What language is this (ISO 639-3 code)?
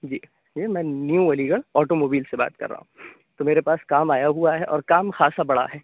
urd